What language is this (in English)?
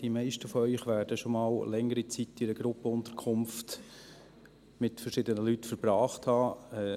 Swiss German